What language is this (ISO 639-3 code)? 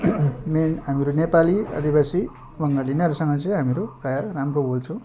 nep